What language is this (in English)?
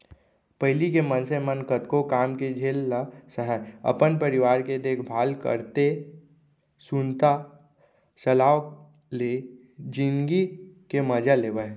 Chhattisgarhi